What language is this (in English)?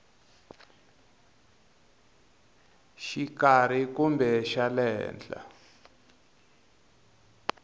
Tsonga